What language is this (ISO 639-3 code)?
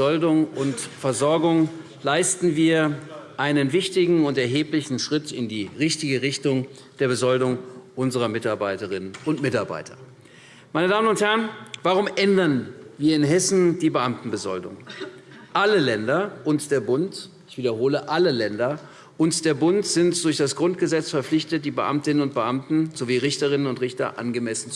deu